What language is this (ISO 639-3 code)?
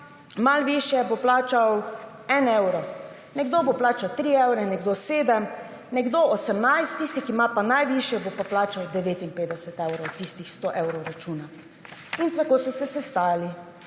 slv